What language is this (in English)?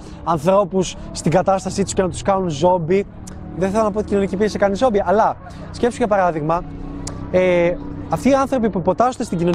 Greek